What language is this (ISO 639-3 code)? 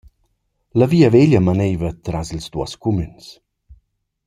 roh